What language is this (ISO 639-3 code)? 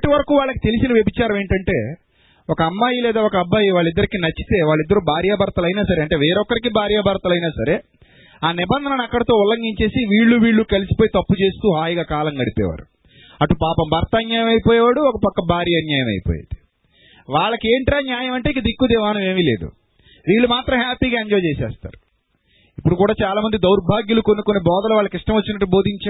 tel